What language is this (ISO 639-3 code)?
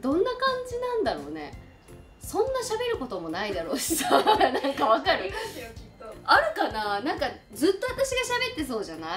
jpn